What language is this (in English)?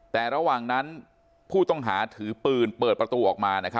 Thai